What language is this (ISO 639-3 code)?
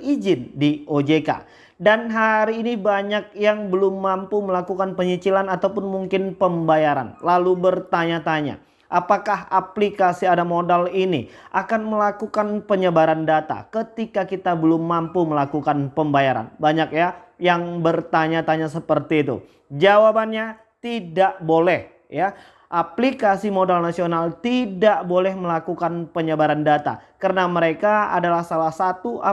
ind